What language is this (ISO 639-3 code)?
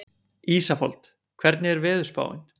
isl